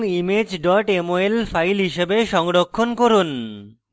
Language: Bangla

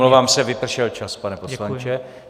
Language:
Czech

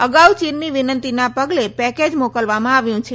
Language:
Gujarati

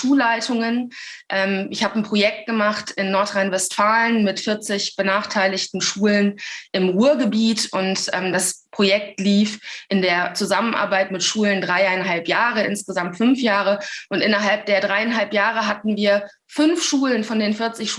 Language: German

